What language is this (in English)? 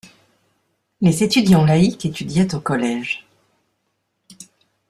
French